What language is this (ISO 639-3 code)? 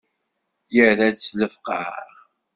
kab